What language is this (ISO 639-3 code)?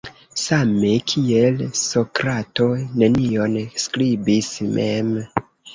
epo